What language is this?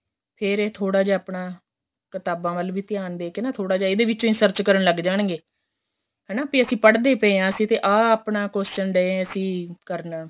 Punjabi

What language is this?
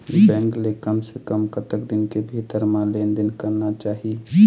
Chhattisgarhi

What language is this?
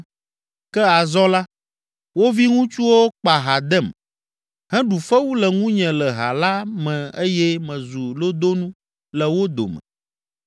Ewe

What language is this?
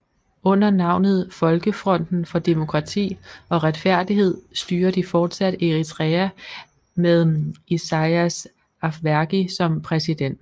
Danish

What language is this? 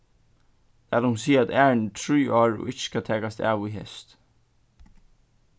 Faroese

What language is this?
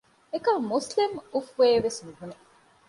Divehi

